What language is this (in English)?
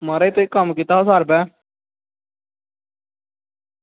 Dogri